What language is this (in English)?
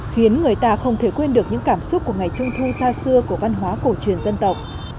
Vietnamese